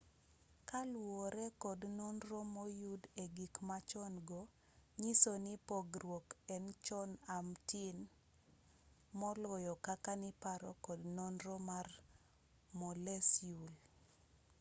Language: Luo (Kenya and Tanzania)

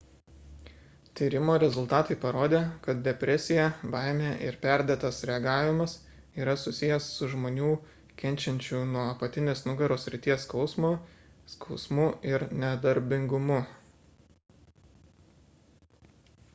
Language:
Lithuanian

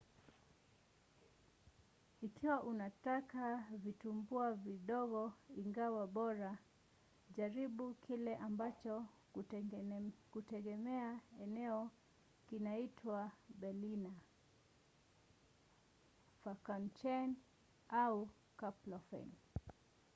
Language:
Swahili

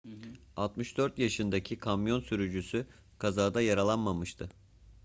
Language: Turkish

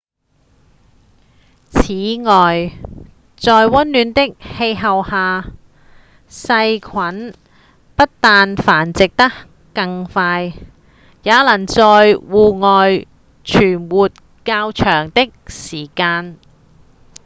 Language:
Cantonese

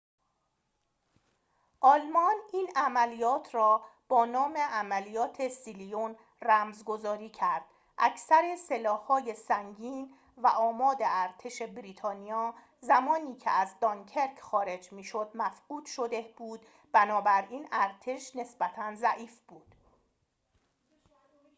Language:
Persian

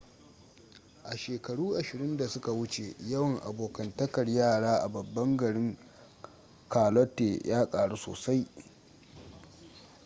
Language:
Hausa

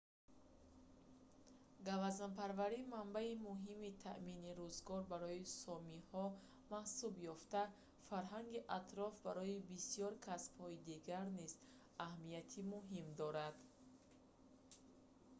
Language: Tajik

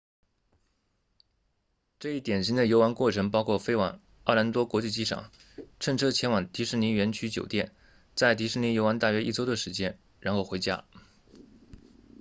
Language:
Chinese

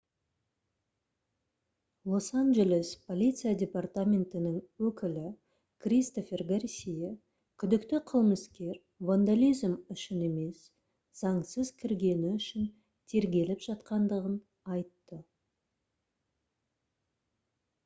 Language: Kazakh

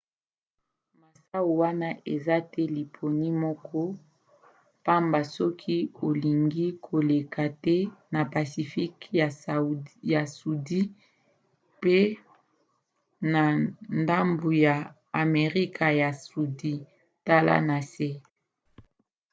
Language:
Lingala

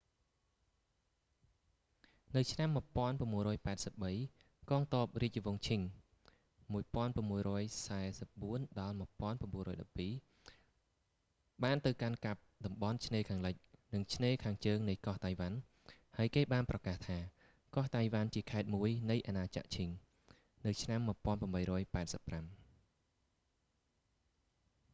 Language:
Khmer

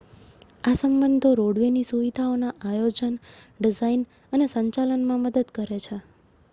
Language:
Gujarati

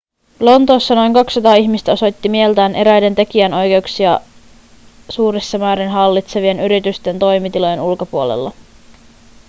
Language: Finnish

